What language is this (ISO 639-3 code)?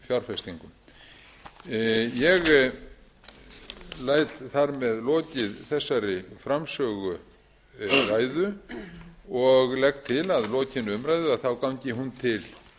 isl